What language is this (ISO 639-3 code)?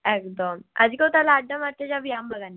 ben